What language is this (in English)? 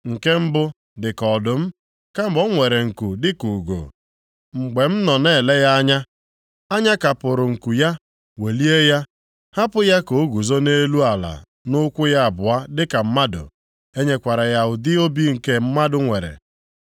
Igbo